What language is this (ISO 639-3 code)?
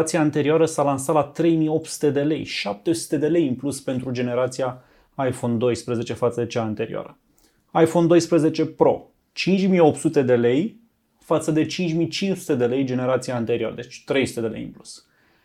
ron